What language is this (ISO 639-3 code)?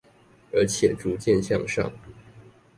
zho